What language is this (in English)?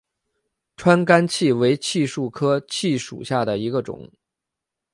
Chinese